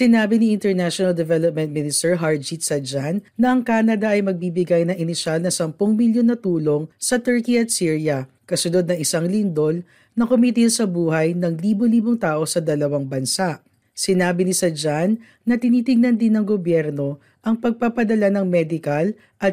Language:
Filipino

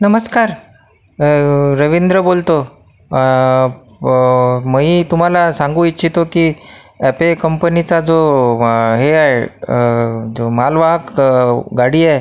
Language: Marathi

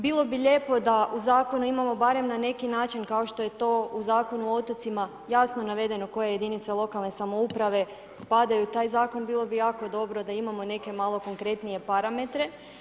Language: Croatian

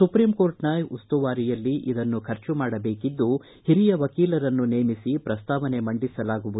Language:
Kannada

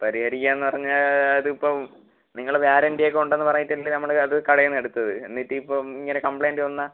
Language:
Malayalam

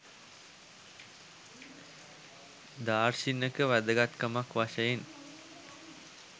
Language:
Sinhala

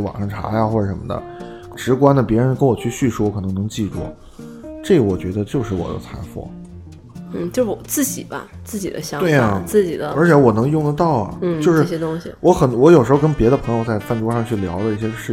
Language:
Chinese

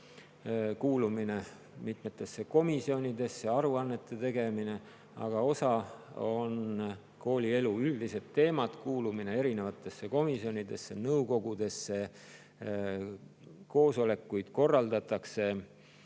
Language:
Estonian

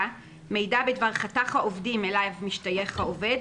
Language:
Hebrew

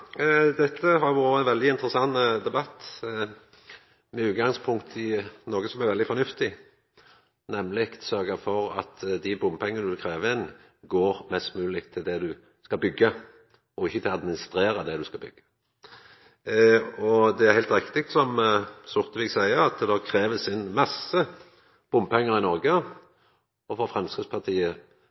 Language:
Norwegian Nynorsk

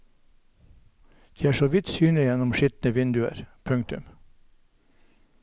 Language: Norwegian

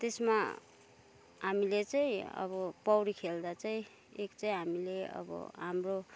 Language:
Nepali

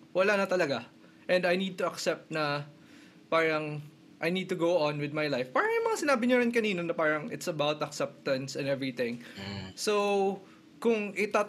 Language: Filipino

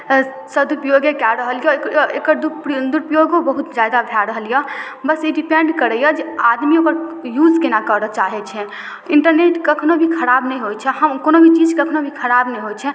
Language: Maithili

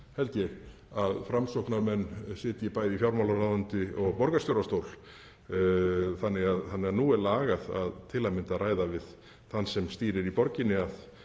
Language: Icelandic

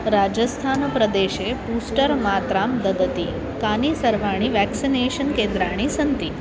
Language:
Sanskrit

